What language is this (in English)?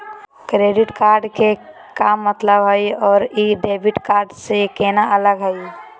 Magahi